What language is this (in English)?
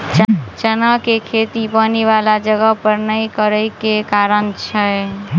Maithili